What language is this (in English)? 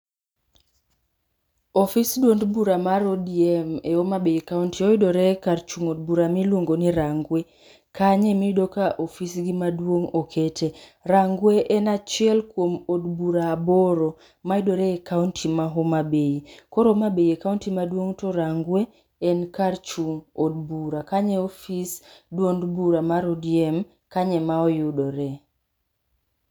Luo (Kenya and Tanzania)